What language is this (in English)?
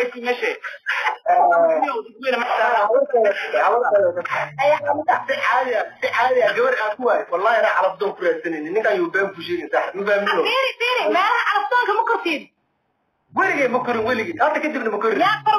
Arabic